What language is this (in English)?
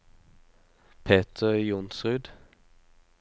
Norwegian